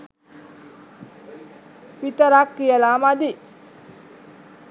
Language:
Sinhala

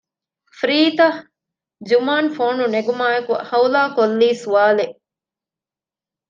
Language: Divehi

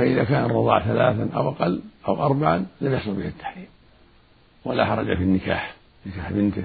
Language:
Arabic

